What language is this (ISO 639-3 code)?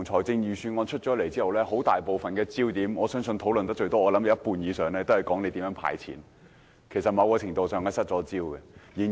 yue